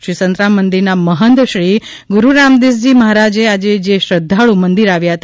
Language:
Gujarati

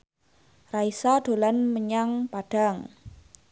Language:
Javanese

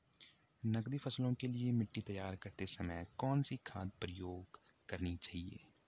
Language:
Hindi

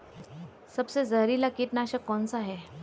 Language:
Hindi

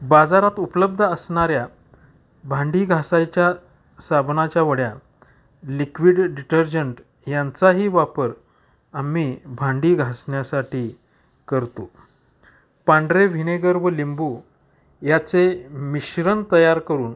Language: Marathi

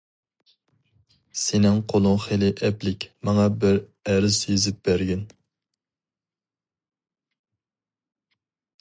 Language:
Uyghur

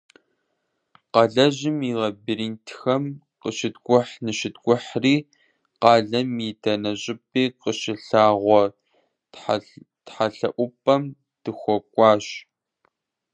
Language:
Kabardian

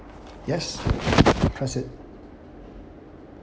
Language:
English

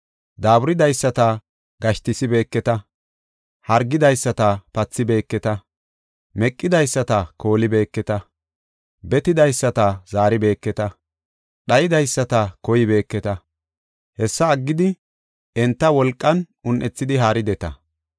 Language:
Gofa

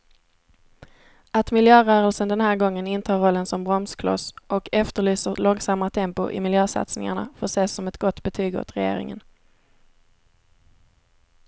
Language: Swedish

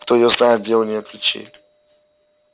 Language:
Russian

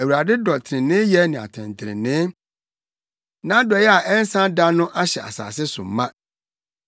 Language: Akan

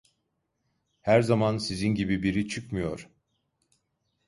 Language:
Turkish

